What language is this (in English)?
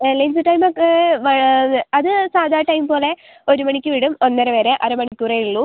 Malayalam